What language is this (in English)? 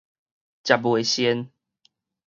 Min Nan Chinese